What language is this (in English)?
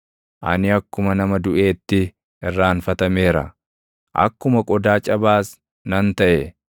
Oromo